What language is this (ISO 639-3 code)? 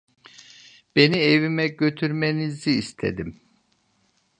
tur